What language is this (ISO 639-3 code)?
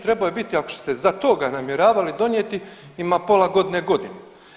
hrv